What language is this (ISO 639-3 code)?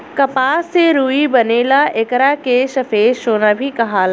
bho